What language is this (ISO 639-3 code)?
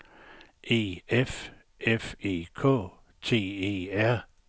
dan